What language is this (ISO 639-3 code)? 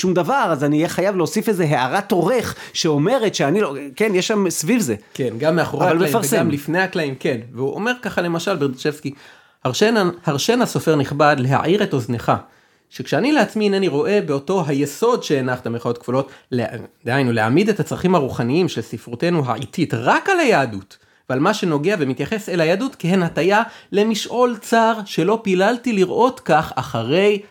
heb